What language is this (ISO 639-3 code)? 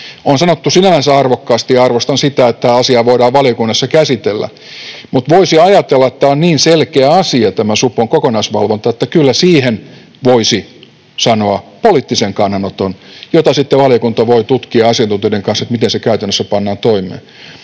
fin